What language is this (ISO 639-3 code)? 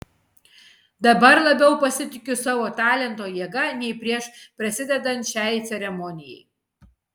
lit